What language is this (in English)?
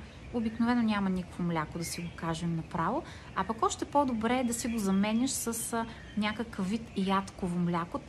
Bulgarian